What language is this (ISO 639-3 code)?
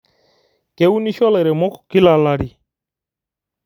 mas